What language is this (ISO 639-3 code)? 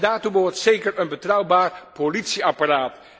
nld